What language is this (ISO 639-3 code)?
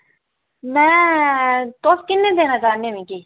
doi